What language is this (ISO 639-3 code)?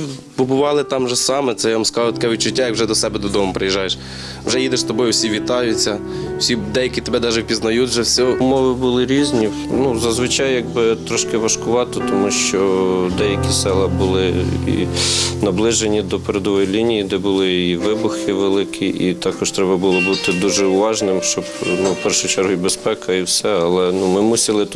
ukr